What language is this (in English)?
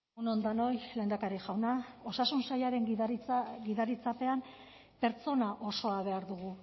Basque